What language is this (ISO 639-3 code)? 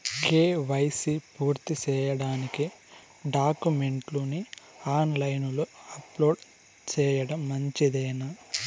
tel